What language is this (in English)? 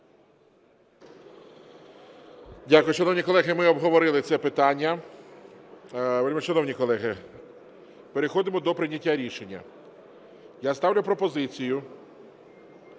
Ukrainian